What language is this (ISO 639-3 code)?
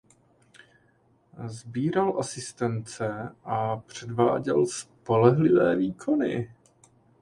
ces